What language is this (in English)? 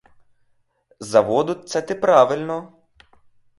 Ukrainian